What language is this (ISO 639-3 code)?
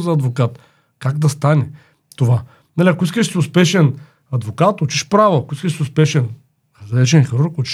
bul